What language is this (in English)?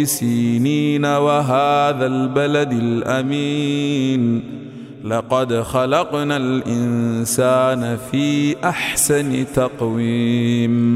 Arabic